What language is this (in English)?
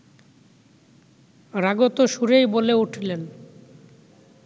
Bangla